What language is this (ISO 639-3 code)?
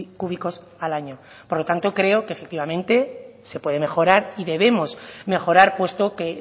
spa